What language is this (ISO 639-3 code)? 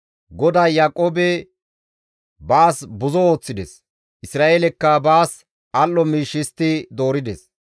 gmv